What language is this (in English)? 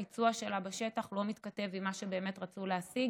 Hebrew